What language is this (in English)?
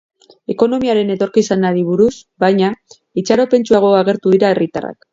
Basque